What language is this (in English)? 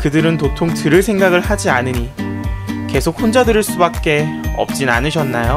Korean